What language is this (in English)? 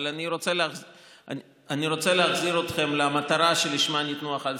Hebrew